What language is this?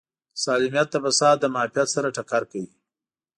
Pashto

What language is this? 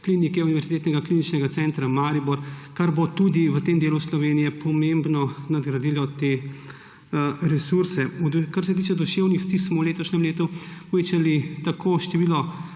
Slovenian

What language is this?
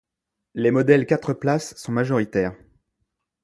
French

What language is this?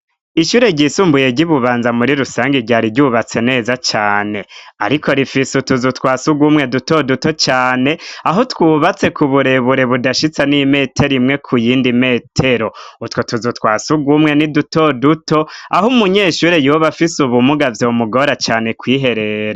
Rundi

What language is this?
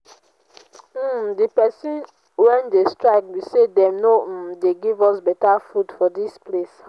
Nigerian Pidgin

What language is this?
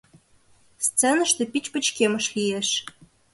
Mari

